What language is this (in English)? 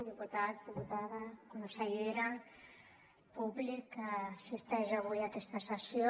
Catalan